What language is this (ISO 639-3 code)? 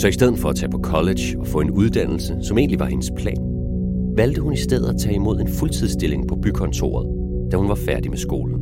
dan